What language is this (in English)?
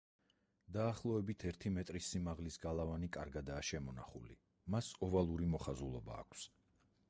Georgian